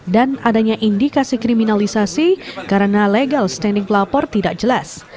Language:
Indonesian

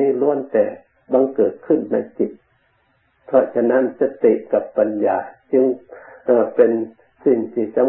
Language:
Thai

